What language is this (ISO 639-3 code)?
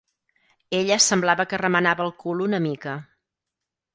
cat